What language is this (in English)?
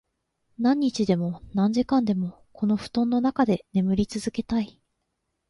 Japanese